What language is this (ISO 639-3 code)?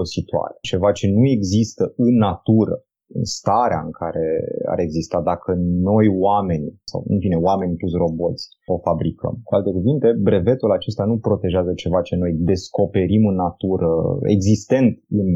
ron